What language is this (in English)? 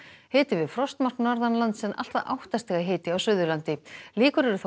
Icelandic